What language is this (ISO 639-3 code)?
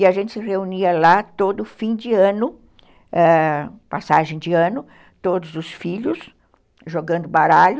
por